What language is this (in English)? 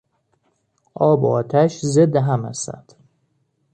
Persian